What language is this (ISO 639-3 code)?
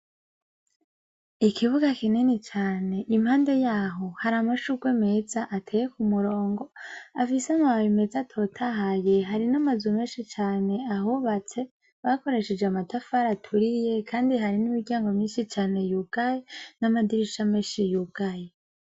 run